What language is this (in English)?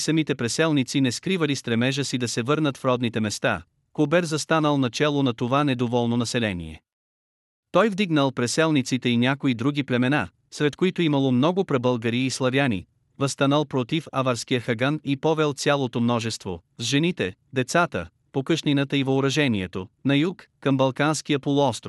Bulgarian